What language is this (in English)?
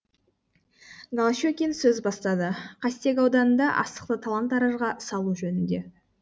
Kazakh